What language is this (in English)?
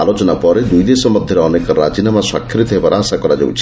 Odia